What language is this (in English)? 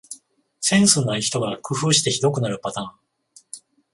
Japanese